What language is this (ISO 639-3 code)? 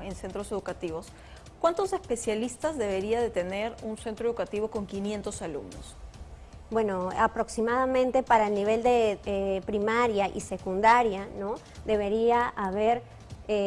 spa